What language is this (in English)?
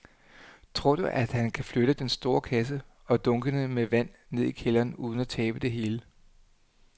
Danish